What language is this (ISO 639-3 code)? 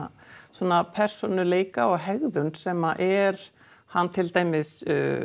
isl